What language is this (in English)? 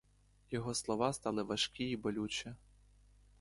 Ukrainian